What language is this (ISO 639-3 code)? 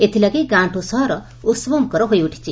ori